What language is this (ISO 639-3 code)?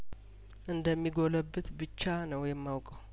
amh